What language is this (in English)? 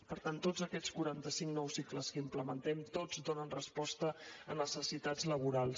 Catalan